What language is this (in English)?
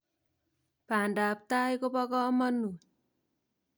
Kalenjin